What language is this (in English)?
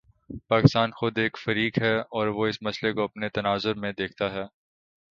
Urdu